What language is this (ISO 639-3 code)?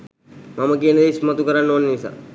sin